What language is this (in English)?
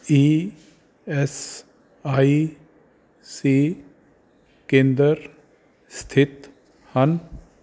Punjabi